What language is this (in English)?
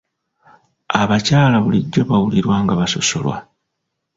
Ganda